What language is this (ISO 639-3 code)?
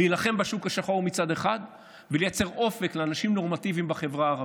heb